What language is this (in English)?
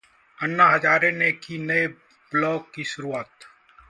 Hindi